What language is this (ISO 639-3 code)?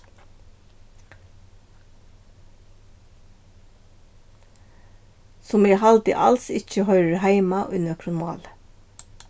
fao